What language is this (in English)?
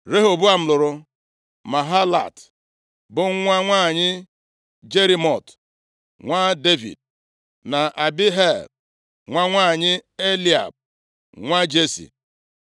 Igbo